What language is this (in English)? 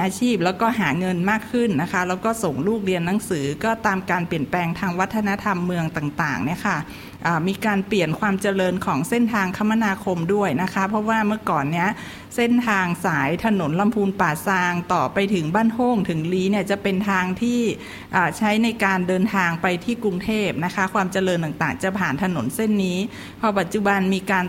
Thai